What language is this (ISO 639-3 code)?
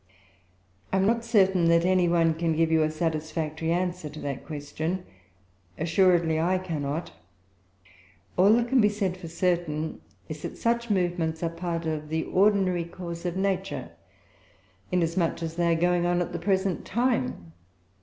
eng